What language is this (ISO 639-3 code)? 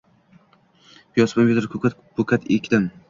uzb